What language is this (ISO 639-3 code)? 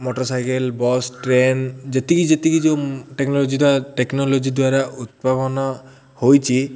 ori